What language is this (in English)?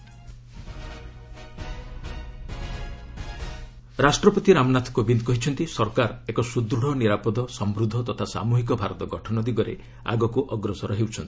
Odia